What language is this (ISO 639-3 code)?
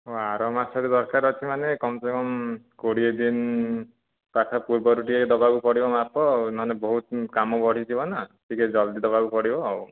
ori